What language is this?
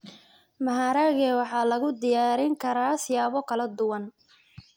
Somali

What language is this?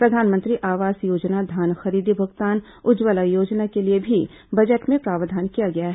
Hindi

